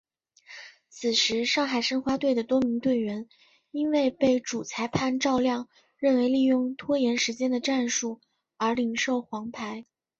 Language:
Chinese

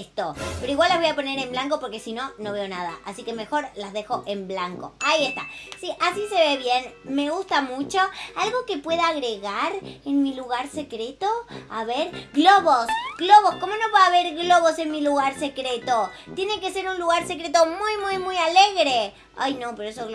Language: Spanish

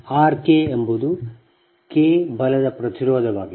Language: Kannada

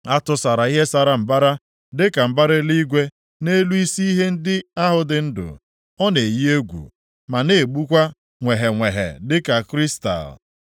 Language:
Igbo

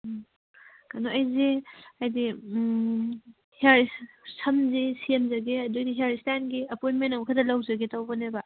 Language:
Manipuri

